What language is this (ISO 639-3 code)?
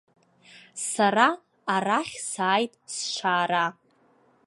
abk